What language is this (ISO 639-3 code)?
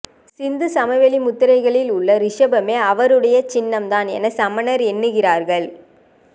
tam